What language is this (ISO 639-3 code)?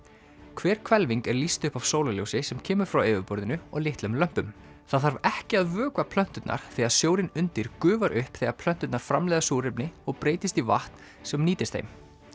isl